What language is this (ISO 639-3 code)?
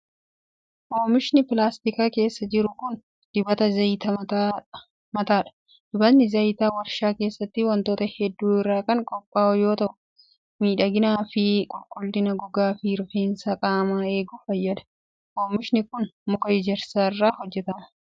orm